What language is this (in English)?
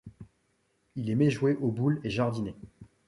French